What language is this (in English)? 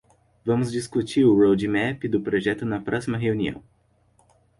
Portuguese